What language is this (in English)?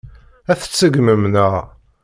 Kabyle